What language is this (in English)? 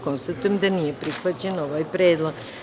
Serbian